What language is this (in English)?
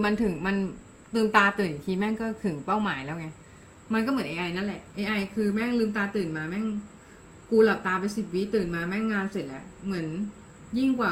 Thai